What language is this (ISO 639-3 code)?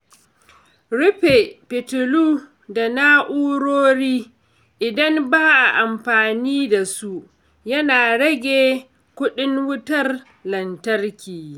hau